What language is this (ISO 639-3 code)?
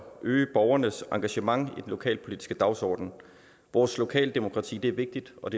dan